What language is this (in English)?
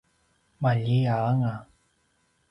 Paiwan